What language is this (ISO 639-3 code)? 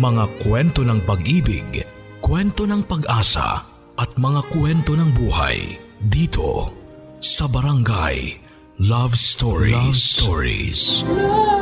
fil